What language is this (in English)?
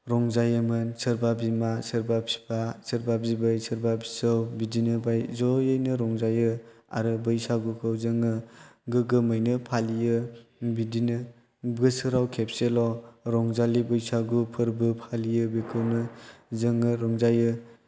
Bodo